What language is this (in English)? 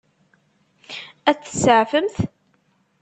Kabyle